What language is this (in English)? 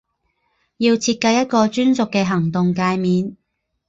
Chinese